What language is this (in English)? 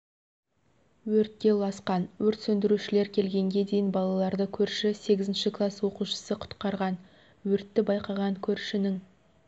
Kazakh